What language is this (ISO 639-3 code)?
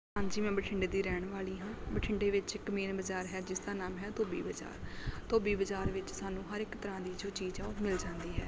pan